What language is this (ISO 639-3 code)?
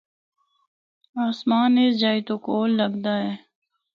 hno